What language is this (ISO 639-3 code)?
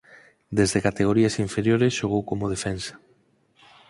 glg